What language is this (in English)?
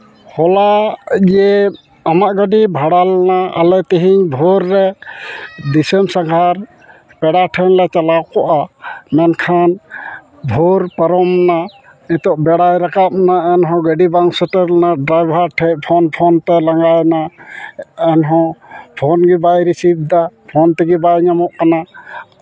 Santali